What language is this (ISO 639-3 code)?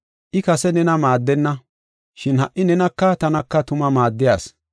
gof